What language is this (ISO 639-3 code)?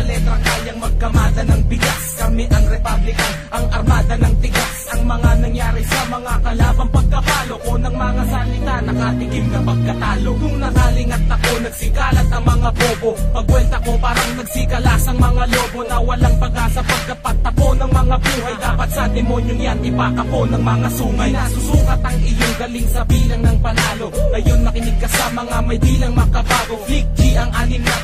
fil